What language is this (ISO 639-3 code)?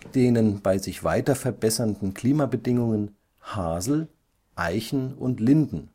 deu